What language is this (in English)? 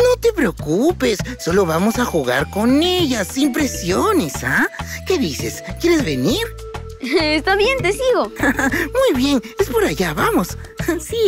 Spanish